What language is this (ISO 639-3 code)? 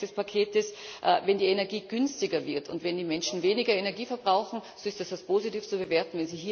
deu